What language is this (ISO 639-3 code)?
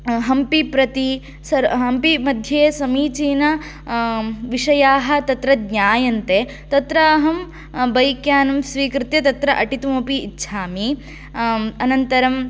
san